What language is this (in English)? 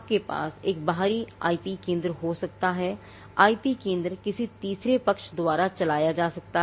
Hindi